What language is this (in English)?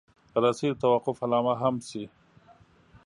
Pashto